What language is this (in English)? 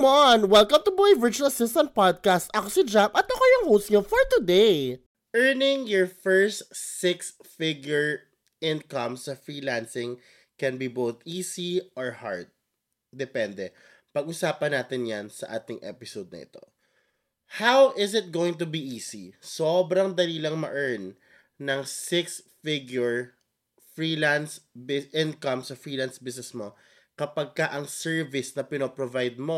Filipino